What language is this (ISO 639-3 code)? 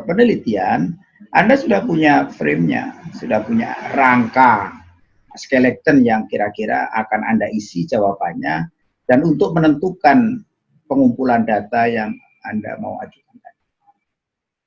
ind